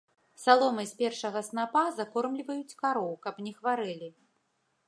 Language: Belarusian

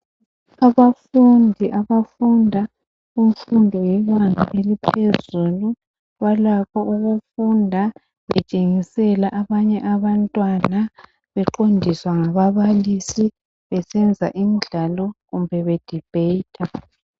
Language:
North Ndebele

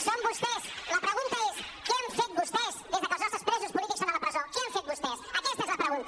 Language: Catalan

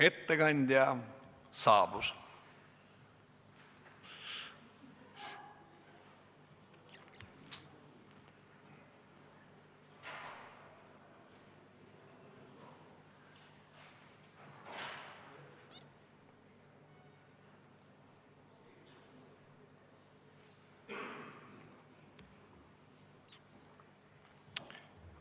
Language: Estonian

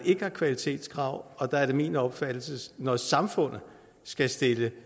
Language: Danish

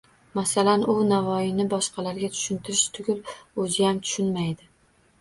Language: Uzbek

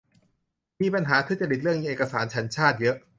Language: Thai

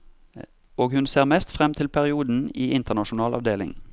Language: Norwegian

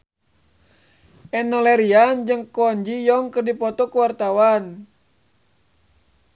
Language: Sundanese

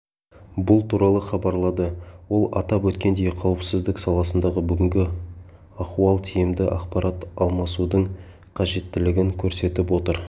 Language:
Kazakh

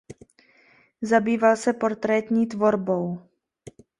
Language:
Czech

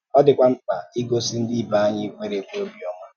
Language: Igbo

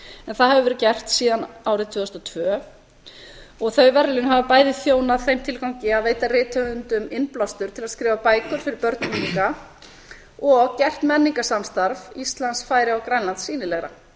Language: Icelandic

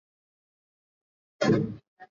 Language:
Swahili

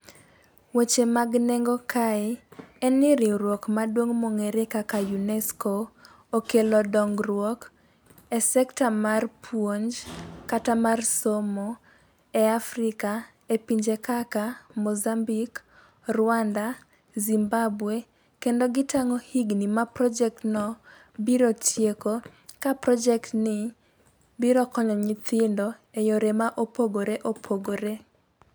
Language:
Luo (Kenya and Tanzania)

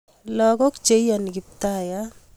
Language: Kalenjin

